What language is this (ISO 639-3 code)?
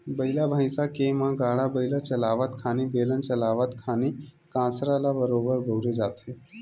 hne